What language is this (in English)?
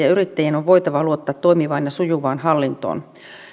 Finnish